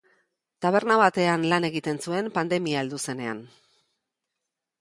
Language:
Basque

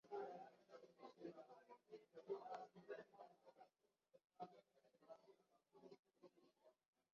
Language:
Swahili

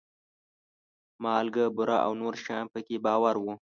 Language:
Pashto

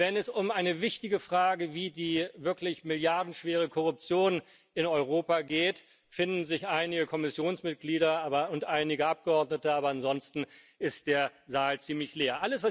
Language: German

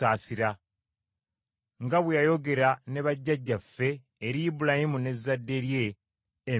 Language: Ganda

